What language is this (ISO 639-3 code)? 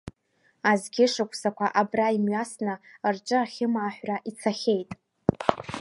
abk